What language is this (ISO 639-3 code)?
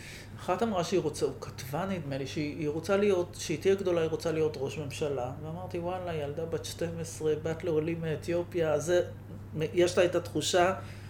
heb